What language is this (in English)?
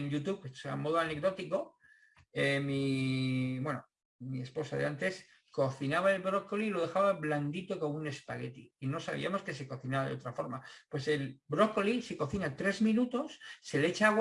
Spanish